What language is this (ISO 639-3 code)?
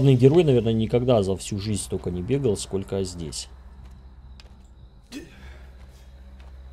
rus